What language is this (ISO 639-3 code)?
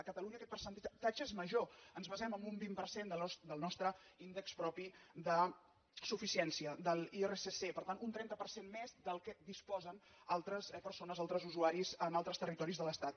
cat